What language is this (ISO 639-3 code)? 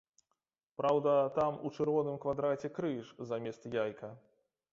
bel